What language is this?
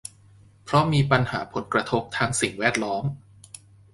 Thai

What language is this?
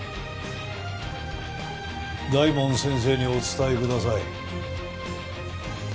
Japanese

